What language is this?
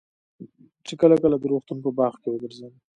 Pashto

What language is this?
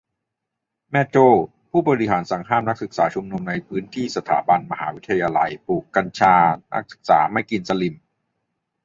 Thai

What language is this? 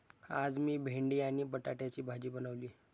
Marathi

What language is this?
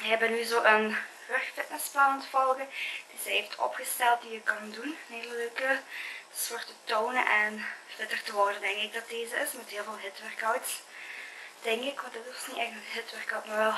Dutch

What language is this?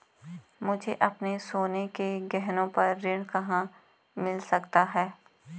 Hindi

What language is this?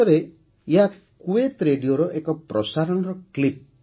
Odia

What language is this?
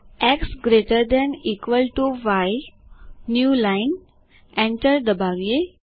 Gujarati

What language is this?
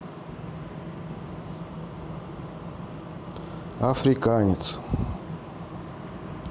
Russian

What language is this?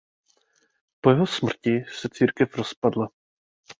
Czech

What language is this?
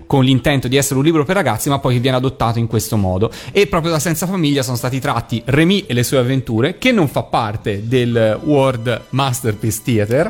Italian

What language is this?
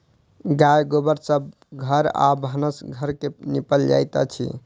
Maithili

